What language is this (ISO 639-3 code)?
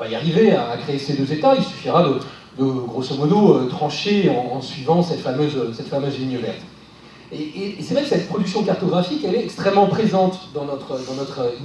fra